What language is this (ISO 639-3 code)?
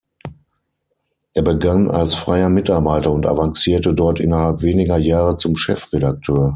deu